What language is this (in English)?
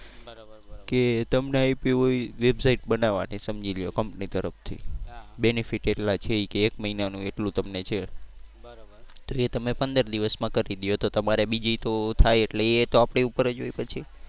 Gujarati